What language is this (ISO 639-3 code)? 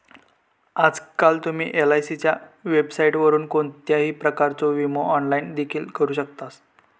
mar